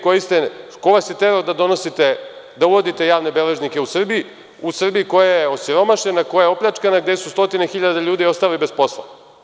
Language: Serbian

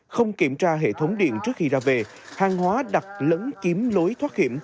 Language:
Vietnamese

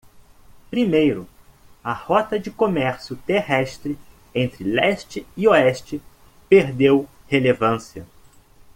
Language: Portuguese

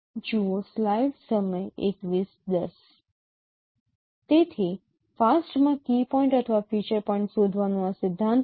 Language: Gujarati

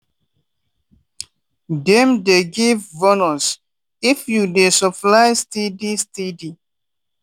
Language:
Nigerian Pidgin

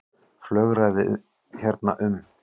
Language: Icelandic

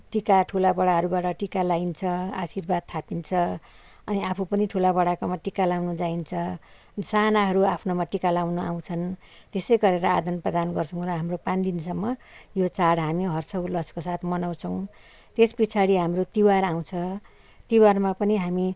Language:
Nepali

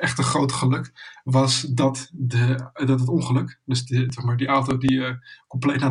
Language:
Dutch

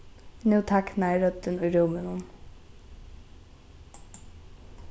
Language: Faroese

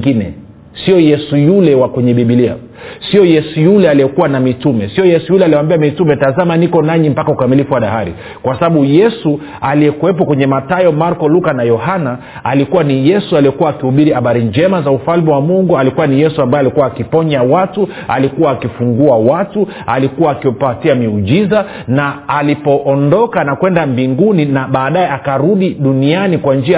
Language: Swahili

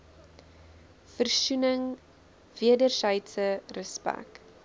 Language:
Afrikaans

